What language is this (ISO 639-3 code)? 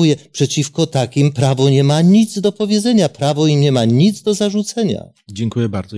pol